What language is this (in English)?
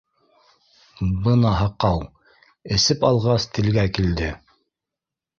Bashkir